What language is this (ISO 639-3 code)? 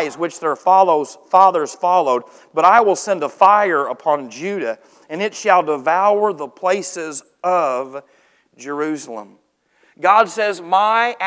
eng